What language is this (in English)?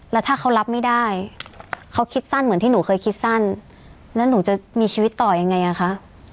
Thai